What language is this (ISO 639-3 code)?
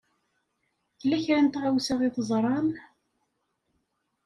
kab